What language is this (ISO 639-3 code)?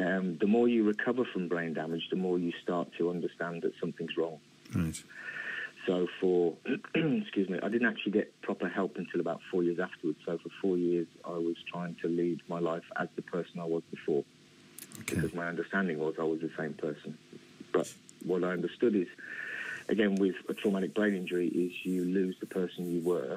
eng